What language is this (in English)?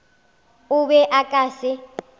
Northern Sotho